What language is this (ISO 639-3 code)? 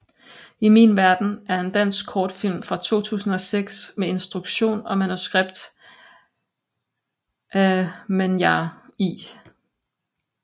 dan